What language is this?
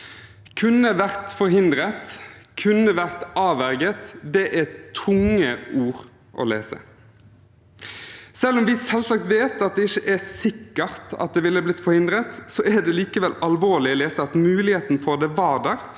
Norwegian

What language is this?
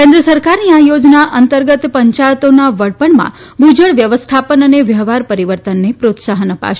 Gujarati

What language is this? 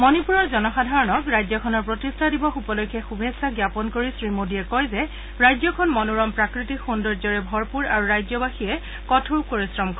Assamese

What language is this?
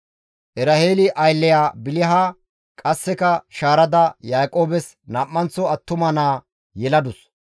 Gamo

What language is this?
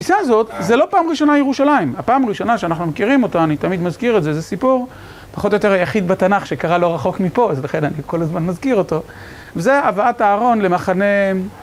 Hebrew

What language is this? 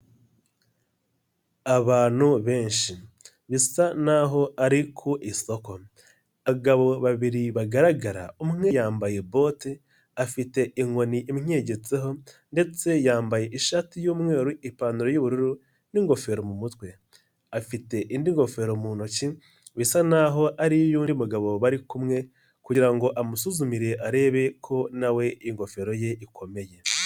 Kinyarwanda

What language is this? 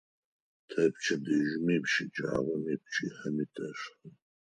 Adyghe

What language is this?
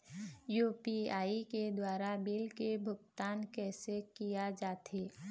Chhattisgarhi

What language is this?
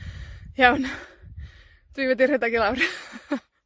Welsh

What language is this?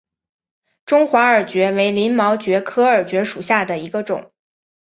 Chinese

